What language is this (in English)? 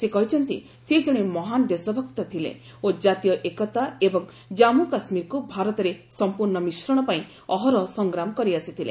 Odia